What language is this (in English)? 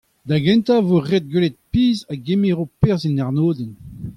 Breton